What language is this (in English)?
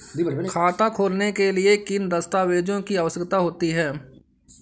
Hindi